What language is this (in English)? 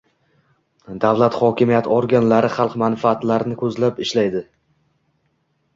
Uzbek